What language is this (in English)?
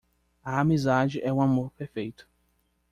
Portuguese